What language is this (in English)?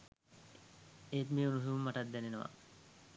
Sinhala